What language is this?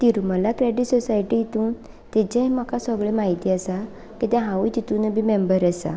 Konkani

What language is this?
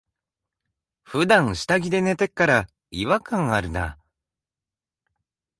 Japanese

